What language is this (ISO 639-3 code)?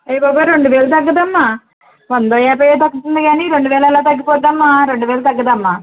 tel